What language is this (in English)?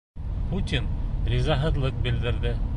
Bashkir